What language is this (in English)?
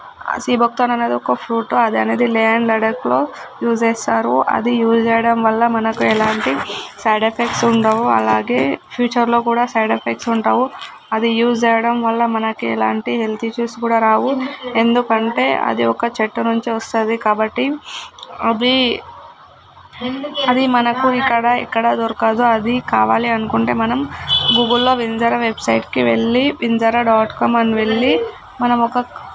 Telugu